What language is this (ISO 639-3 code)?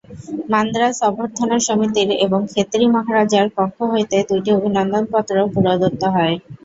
ben